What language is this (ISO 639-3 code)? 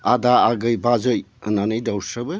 brx